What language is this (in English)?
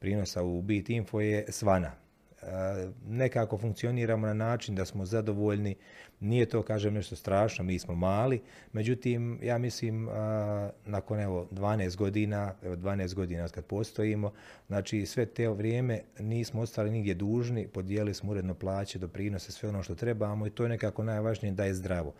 Croatian